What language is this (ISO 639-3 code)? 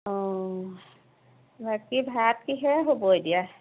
asm